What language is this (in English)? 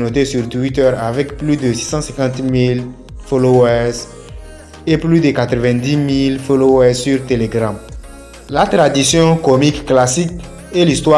French